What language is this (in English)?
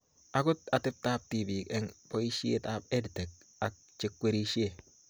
Kalenjin